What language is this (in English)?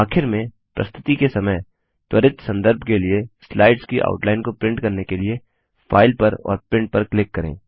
Hindi